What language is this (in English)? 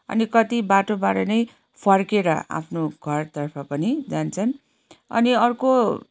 Nepali